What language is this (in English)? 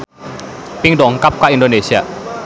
Sundanese